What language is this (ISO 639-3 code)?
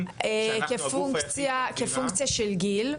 heb